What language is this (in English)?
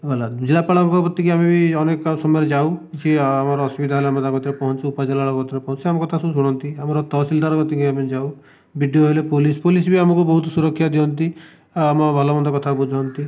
Odia